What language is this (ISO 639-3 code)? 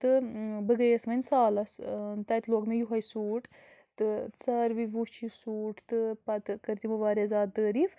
kas